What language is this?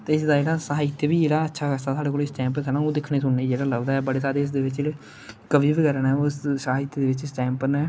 Dogri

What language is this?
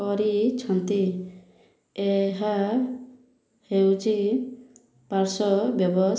Odia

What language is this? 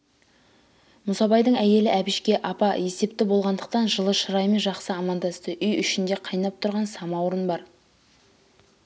Kazakh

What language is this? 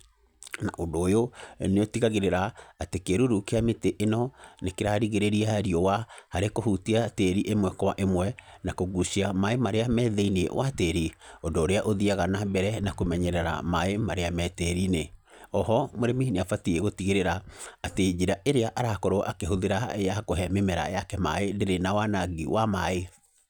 Kikuyu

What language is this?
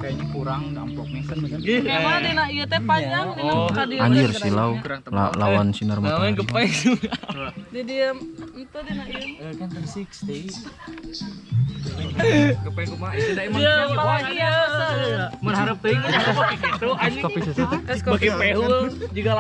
Indonesian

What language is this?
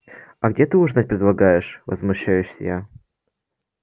Russian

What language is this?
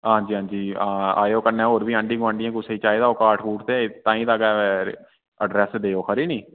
Dogri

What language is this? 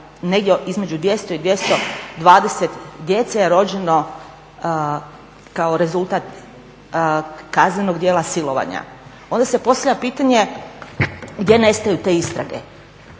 Croatian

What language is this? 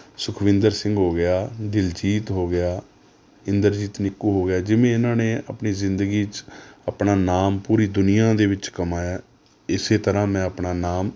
Punjabi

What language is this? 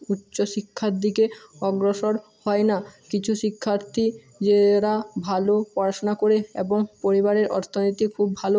Bangla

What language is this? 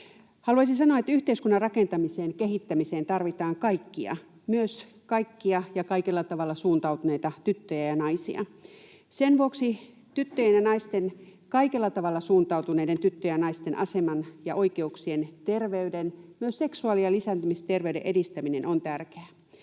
Finnish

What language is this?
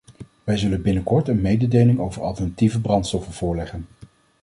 Dutch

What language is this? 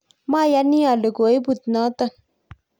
Kalenjin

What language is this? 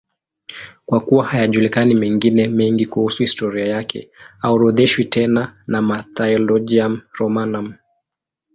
Swahili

